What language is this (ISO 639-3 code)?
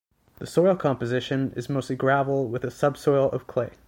eng